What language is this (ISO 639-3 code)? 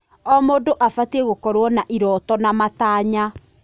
kik